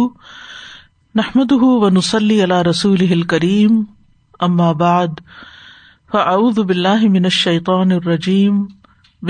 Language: Urdu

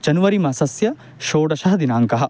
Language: Sanskrit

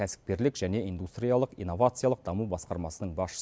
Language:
Kazakh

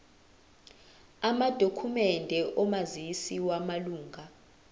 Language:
Zulu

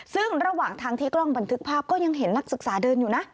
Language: Thai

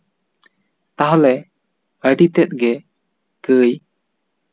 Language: Santali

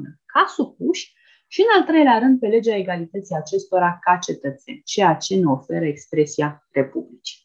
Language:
Romanian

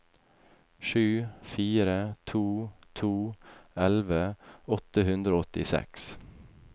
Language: Norwegian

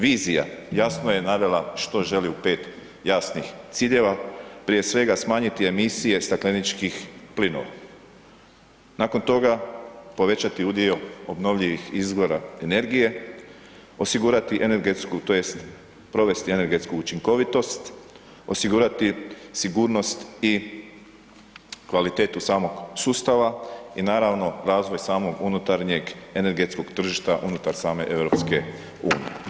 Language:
Croatian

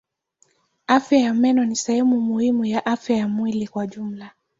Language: Swahili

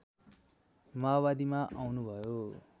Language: Nepali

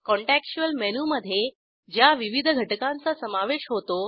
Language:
Marathi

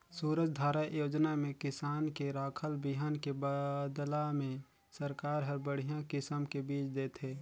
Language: Chhattisgarhi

